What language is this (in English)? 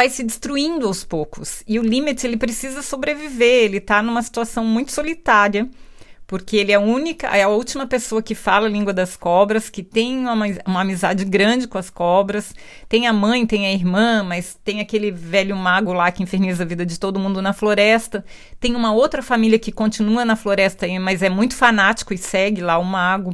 Portuguese